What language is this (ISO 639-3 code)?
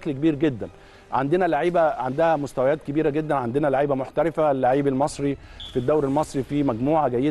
ara